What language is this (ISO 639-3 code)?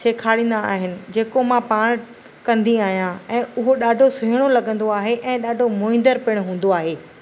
snd